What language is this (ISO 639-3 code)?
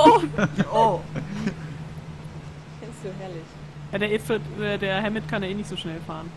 deu